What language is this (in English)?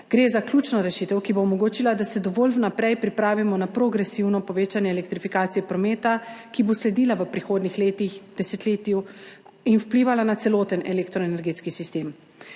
Slovenian